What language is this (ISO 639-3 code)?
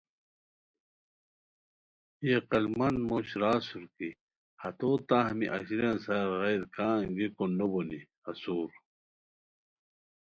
khw